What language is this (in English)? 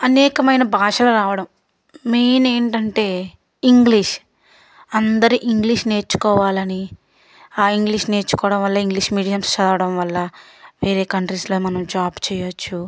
Telugu